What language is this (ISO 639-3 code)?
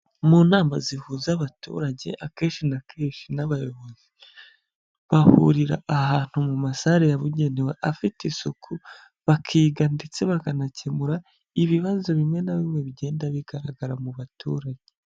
kin